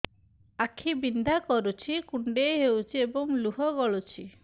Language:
Odia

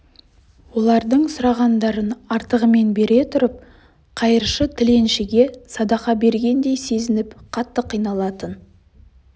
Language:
Kazakh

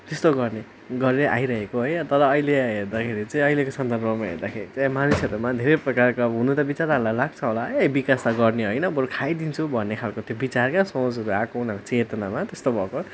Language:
Nepali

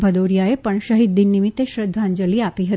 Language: Gujarati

